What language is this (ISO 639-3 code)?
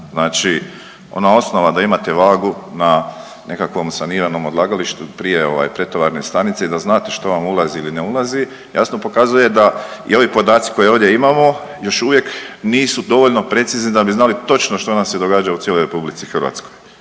hrv